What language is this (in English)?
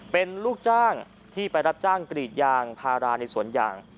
Thai